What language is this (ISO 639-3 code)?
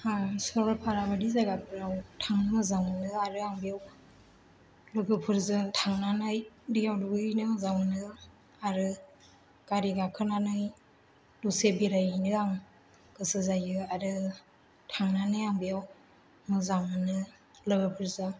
brx